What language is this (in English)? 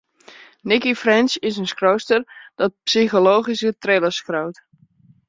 Western Frisian